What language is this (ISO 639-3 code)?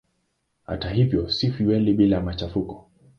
swa